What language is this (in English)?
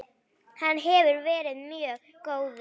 Icelandic